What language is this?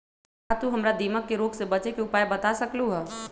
Magahi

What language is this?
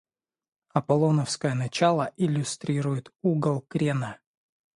Russian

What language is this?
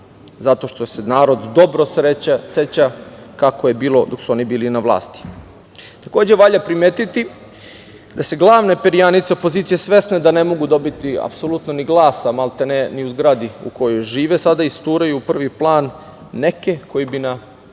Serbian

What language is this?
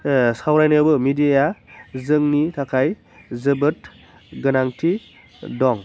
Bodo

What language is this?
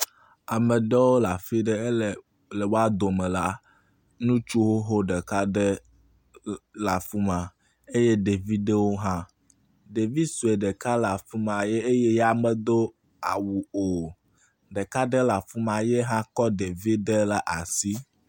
Ewe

